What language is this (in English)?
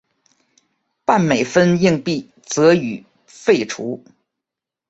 Chinese